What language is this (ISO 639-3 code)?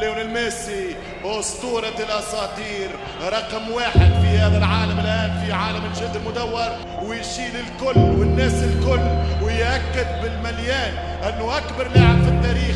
ara